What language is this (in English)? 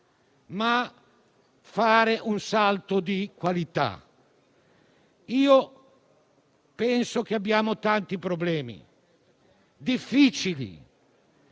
Italian